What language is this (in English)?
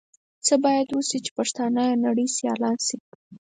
Pashto